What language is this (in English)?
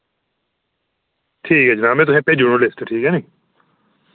Dogri